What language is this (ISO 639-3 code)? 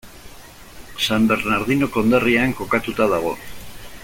eus